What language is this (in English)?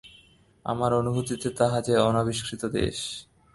Bangla